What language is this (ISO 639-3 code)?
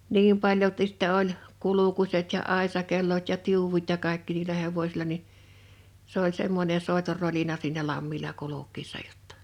fin